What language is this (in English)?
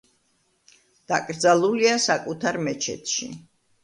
Georgian